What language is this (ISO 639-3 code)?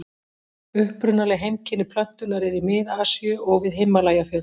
isl